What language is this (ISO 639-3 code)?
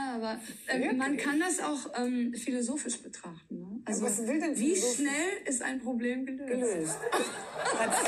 deu